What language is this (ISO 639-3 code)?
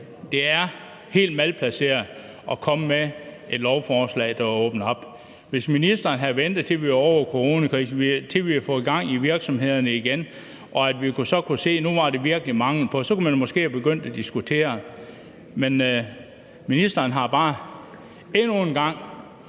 dan